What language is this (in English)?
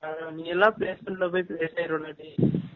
Tamil